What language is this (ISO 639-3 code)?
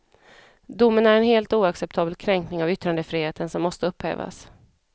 swe